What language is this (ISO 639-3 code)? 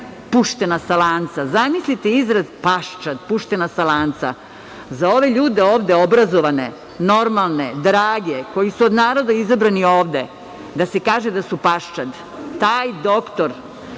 srp